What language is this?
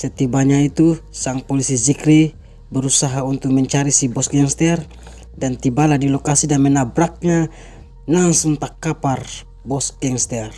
Indonesian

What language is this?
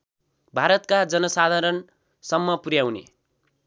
Nepali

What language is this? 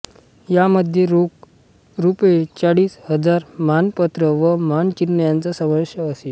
Marathi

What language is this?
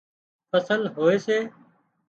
Wadiyara Koli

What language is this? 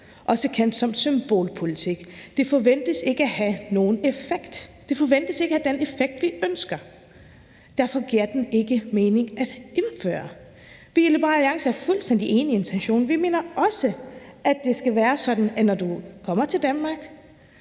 Danish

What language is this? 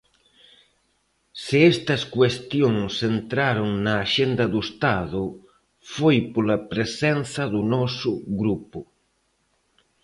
Galician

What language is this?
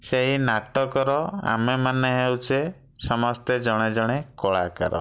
Odia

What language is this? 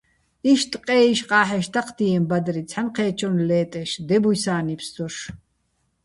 Bats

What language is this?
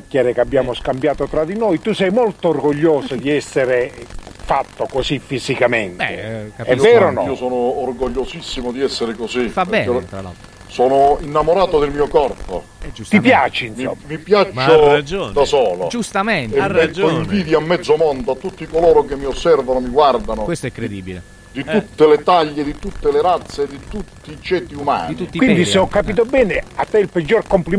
Italian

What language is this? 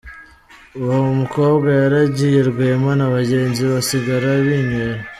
Kinyarwanda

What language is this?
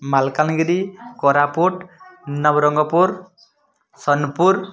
Odia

